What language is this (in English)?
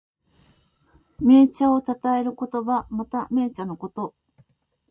Japanese